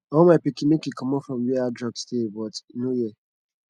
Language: Nigerian Pidgin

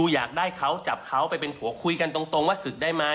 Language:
Thai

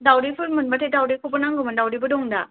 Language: Bodo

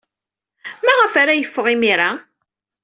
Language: Kabyle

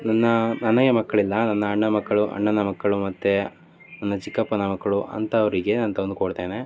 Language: Kannada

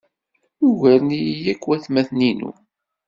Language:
Kabyle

